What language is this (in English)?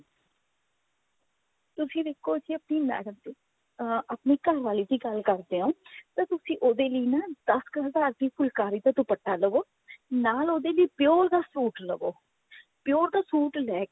Punjabi